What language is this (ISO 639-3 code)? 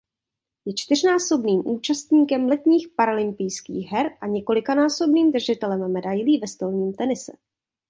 ces